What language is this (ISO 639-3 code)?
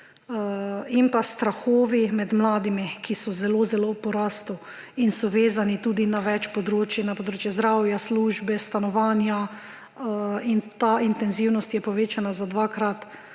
slv